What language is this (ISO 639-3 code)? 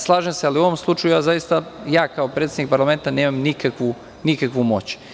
srp